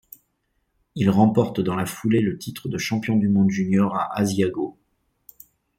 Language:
French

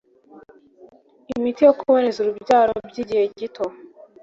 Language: Kinyarwanda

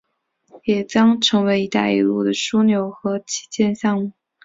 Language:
Chinese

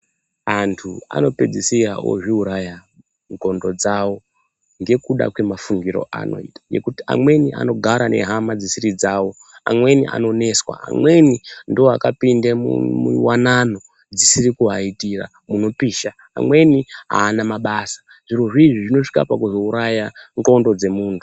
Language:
Ndau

